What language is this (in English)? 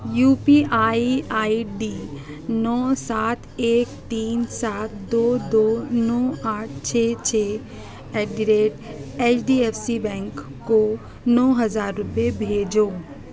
Urdu